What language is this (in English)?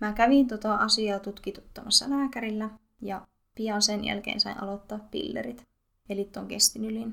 Finnish